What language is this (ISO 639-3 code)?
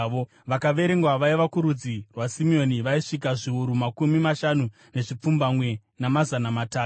sna